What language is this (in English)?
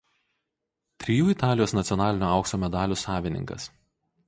Lithuanian